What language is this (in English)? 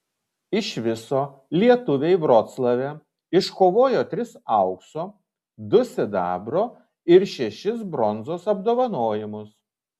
Lithuanian